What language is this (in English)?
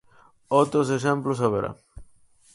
Galician